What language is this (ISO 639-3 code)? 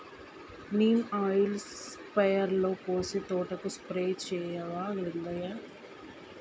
tel